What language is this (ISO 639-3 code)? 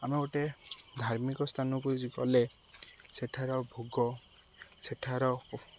ori